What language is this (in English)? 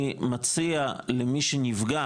Hebrew